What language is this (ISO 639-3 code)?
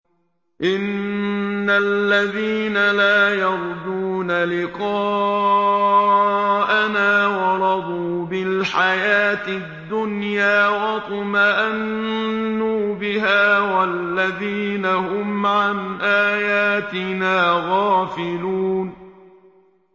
ara